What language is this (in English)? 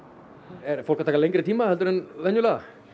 Icelandic